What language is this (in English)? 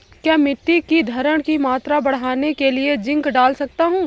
Hindi